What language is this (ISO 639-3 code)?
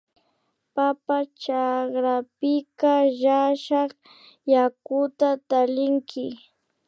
qvi